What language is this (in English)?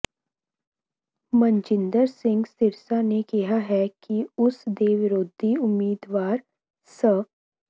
Punjabi